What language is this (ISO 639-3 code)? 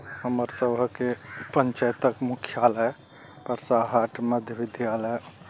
mai